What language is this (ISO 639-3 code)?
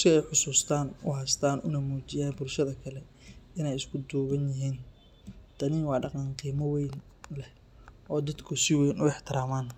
som